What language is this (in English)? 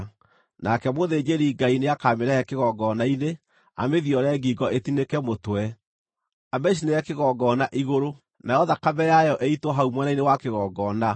Kikuyu